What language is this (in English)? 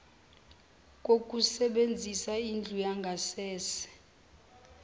Zulu